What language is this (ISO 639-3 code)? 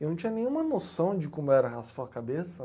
por